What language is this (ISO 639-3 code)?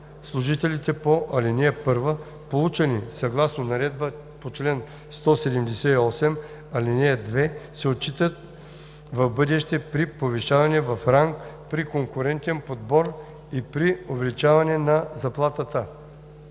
bul